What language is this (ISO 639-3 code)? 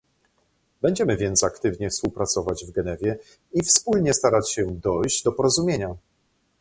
pol